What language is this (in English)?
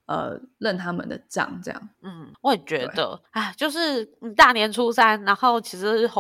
Chinese